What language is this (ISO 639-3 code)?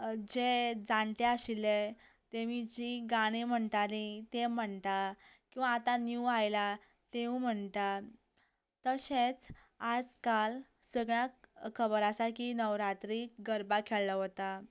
kok